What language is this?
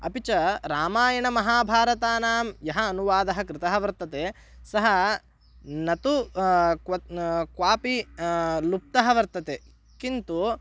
Sanskrit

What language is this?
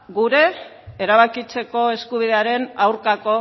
Basque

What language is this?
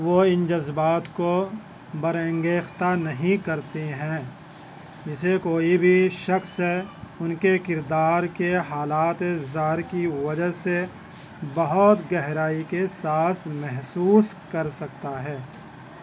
Urdu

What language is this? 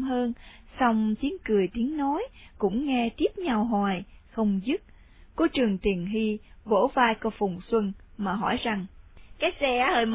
Vietnamese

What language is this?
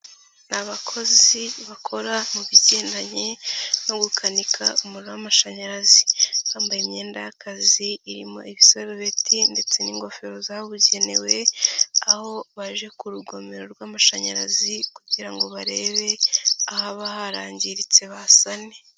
Kinyarwanda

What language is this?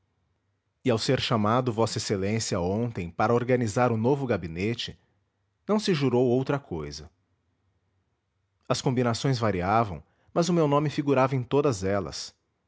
Portuguese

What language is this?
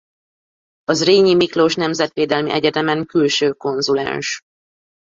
Hungarian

